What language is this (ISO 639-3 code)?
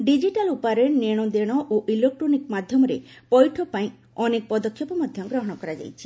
ori